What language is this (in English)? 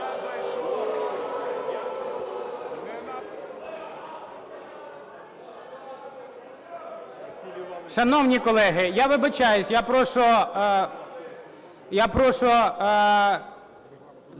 Ukrainian